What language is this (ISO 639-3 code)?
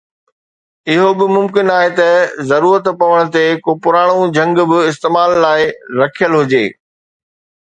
snd